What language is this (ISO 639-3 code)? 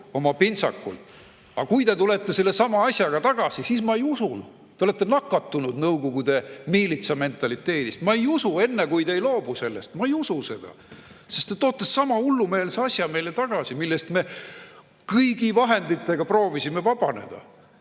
est